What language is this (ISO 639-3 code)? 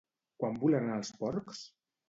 cat